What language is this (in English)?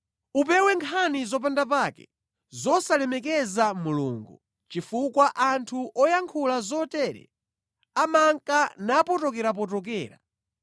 Nyanja